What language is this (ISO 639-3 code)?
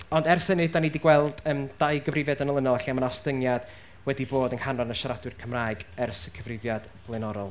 cym